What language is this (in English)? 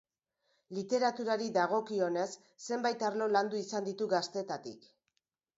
Basque